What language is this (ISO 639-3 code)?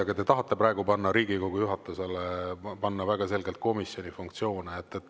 est